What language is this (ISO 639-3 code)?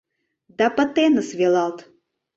chm